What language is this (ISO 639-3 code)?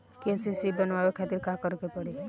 bho